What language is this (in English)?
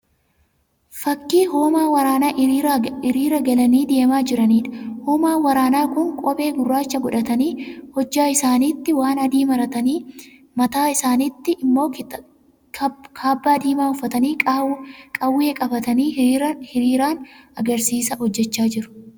Oromo